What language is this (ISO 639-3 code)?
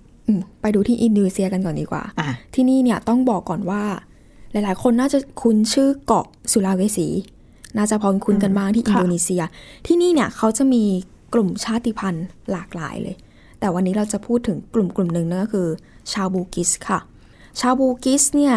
tha